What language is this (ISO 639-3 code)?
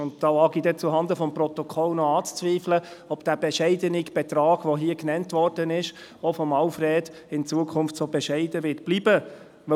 gsw